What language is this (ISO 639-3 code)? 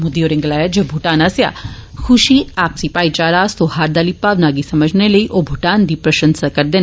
doi